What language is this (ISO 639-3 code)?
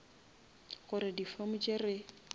nso